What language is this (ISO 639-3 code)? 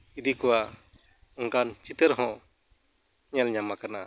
sat